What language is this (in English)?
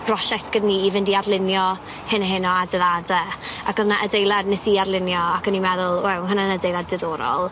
Welsh